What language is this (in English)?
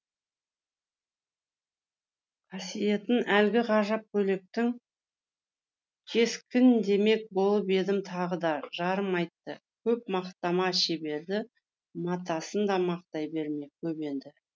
Kazakh